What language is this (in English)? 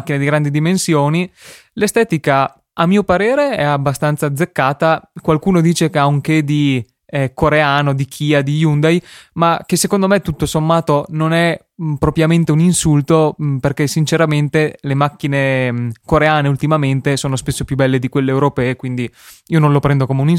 Italian